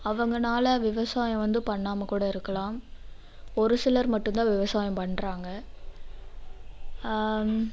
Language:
Tamil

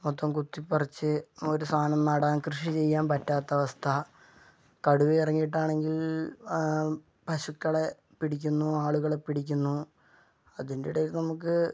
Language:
Malayalam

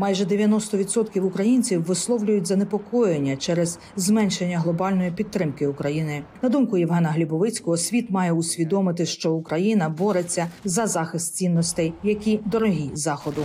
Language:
Ukrainian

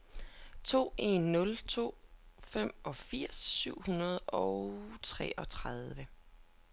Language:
Danish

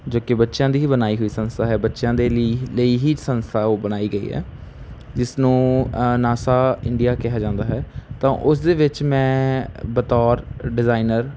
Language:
Punjabi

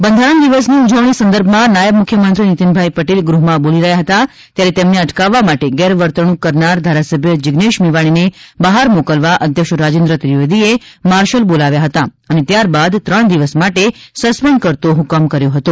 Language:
Gujarati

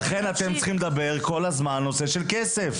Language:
Hebrew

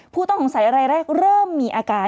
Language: Thai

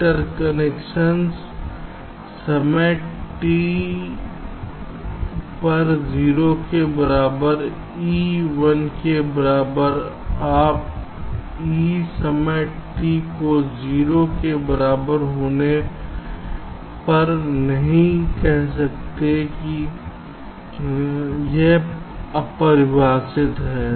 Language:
Hindi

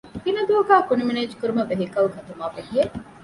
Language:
Divehi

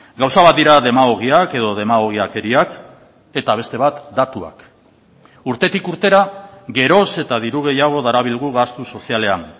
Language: Basque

